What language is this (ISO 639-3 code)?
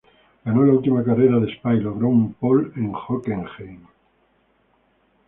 spa